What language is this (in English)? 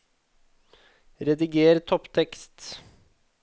Norwegian